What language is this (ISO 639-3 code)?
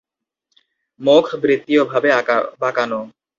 ben